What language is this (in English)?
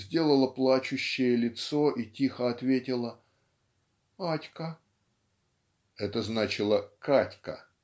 Russian